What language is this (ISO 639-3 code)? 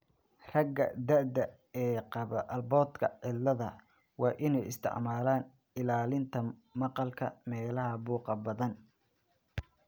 som